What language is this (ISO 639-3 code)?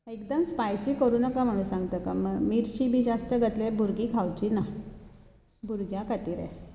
kok